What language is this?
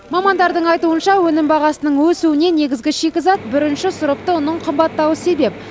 Kazakh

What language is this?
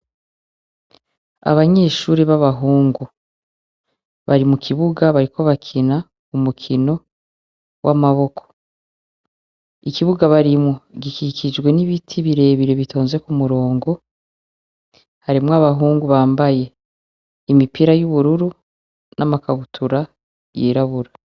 Rundi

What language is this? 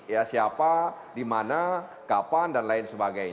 Indonesian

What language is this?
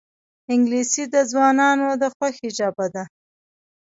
Pashto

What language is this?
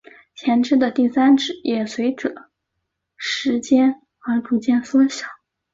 Chinese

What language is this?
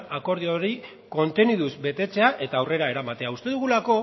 Basque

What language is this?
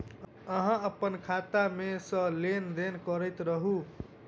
Maithili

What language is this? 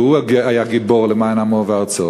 Hebrew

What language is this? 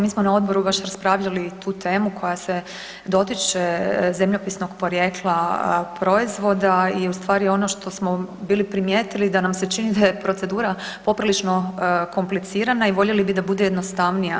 Croatian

